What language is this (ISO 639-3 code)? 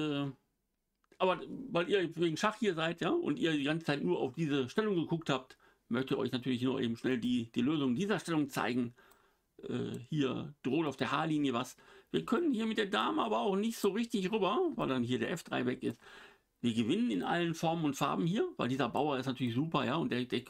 deu